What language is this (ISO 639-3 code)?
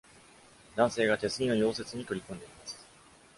jpn